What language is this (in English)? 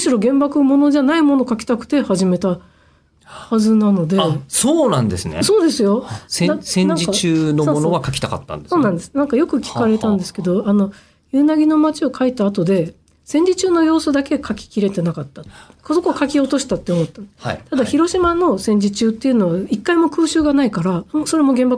Japanese